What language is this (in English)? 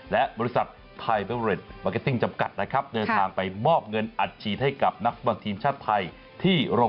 Thai